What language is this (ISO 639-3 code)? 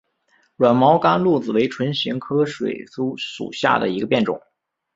zho